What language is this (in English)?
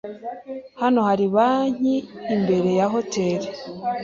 Kinyarwanda